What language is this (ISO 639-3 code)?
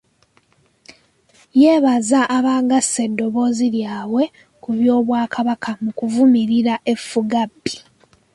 lug